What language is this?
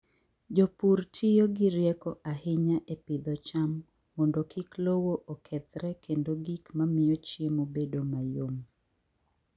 Luo (Kenya and Tanzania)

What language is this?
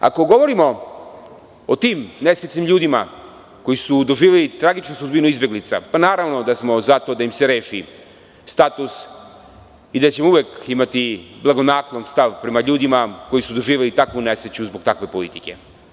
Serbian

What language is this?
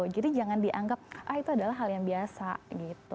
Indonesian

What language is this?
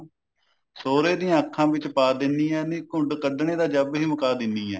Punjabi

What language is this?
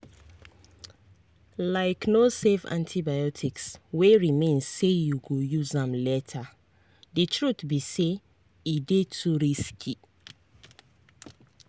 Nigerian Pidgin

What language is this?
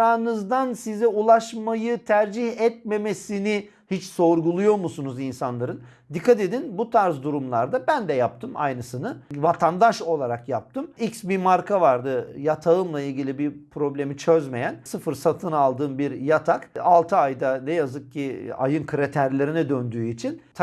Turkish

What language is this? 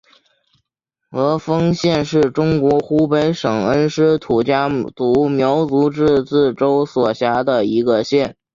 Chinese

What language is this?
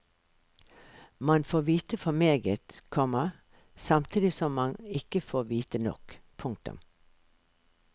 Norwegian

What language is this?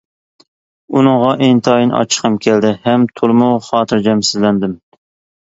Uyghur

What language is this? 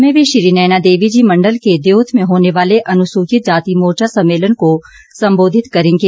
Hindi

